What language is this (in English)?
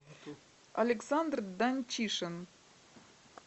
Russian